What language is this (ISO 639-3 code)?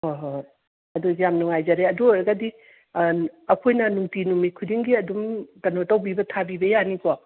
mni